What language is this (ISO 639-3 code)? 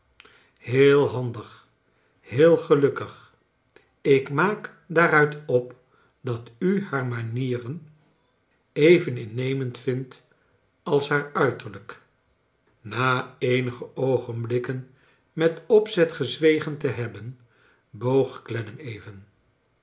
nld